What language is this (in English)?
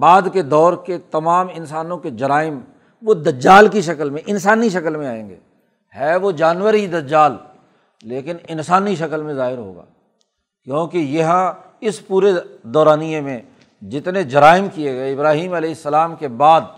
Urdu